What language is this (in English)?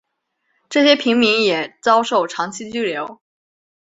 Chinese